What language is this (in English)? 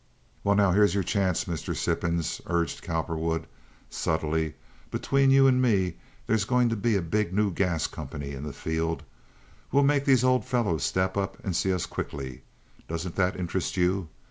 English